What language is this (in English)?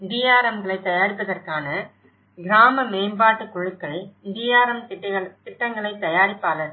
Tamil